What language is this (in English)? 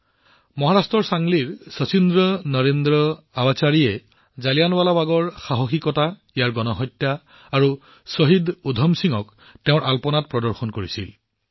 Assamese